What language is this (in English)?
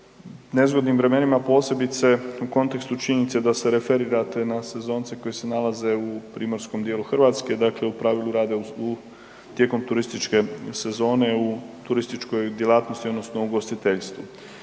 Croatian